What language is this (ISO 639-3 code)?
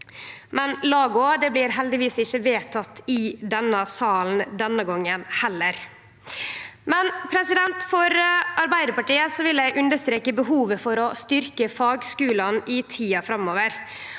nor